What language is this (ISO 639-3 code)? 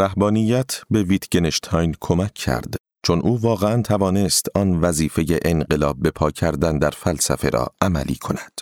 fas